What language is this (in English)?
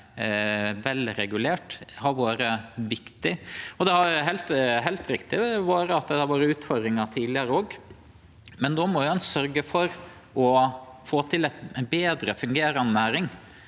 Norwegian